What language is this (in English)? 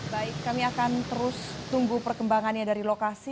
Indonesian